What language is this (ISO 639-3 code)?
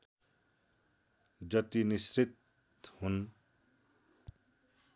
nep